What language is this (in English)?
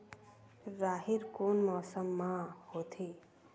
Chhattisgarhi